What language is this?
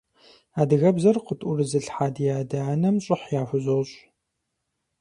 Kabardian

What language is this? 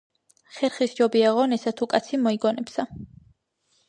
Georgian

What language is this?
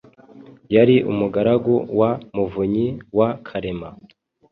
Kinyarwanda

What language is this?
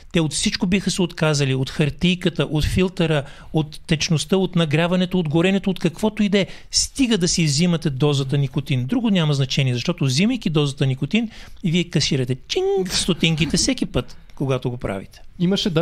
Bulgarian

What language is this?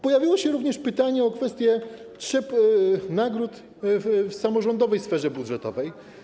Polish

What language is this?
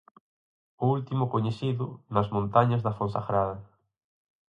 Galician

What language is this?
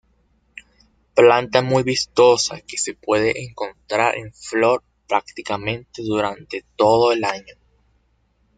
Spanish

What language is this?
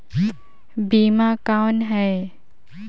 Chhattisgarhi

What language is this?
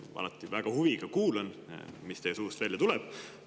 Estonian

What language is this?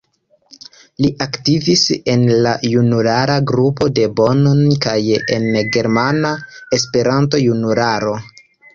Esperanto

